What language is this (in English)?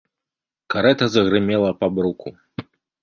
Belarusian